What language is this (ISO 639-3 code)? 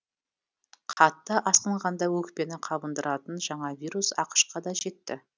kaz